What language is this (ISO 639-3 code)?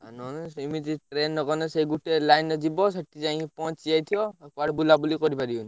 ori